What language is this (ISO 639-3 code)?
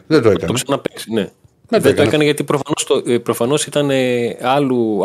ell